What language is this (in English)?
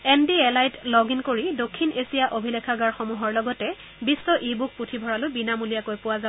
Assamese